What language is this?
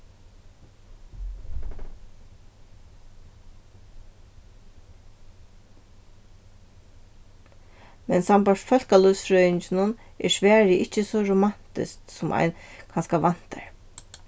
Faroese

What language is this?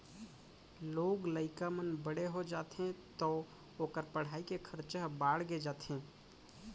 Chhattisgarhi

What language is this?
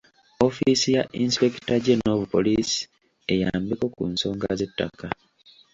Ganda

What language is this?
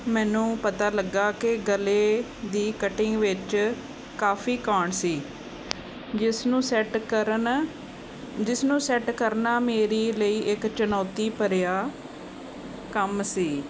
Punjabi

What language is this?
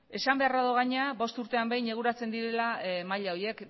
Basque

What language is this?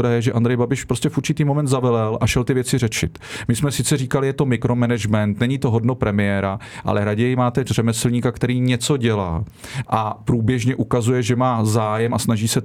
Czech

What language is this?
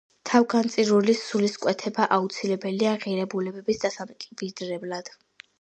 Georgian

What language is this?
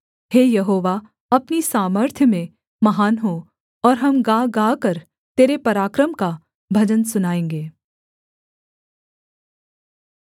Hindi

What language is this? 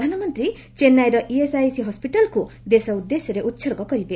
Odia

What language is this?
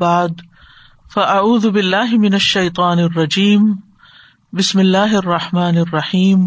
Urdu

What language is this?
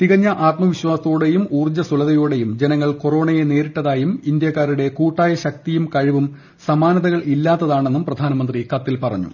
Malayalam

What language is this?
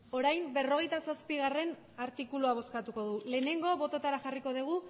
Basque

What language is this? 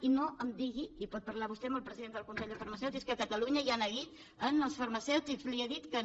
Catalan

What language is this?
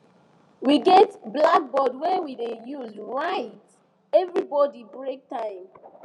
Nigerian Pidgin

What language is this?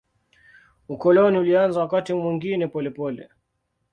Swahili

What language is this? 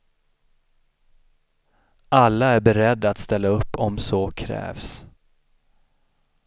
Swedish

